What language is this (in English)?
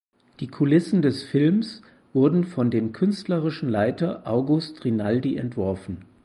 German